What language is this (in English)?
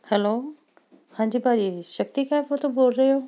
Punjabi